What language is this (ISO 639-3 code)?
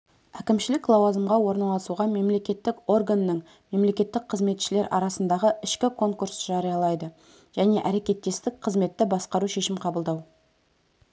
kaz